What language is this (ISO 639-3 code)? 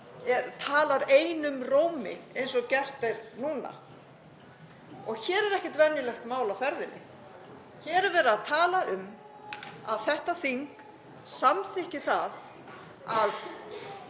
isl